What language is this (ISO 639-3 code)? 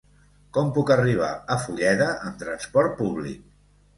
cat